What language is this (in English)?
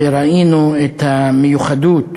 Hebrew